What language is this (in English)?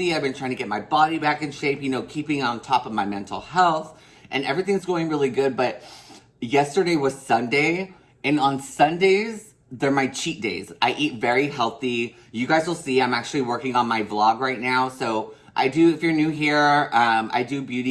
English